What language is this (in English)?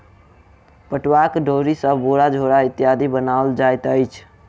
Maithili